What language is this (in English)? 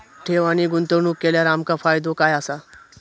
Marathi